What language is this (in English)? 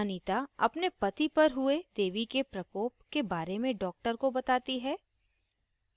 Hindi